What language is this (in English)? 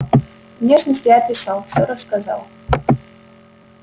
Russian